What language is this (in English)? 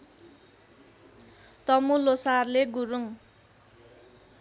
Nepali